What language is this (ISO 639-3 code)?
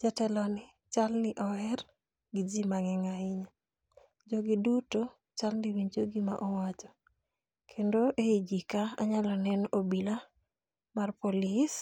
luo